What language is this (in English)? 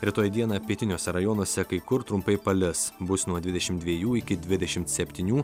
Lithuanian